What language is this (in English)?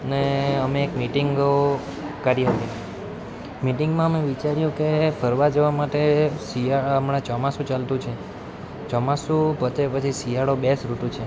Gujarati